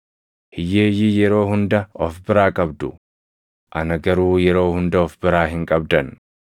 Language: Oromo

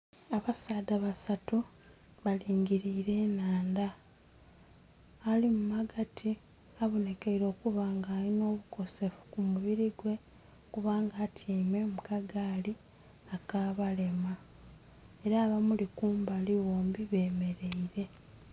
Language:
Soga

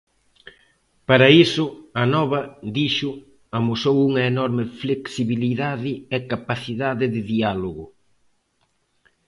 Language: Galician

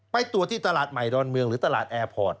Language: Thai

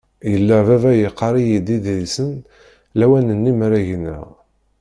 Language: Kabyle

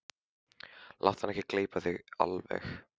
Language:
Icelandic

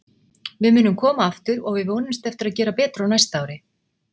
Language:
Icelandic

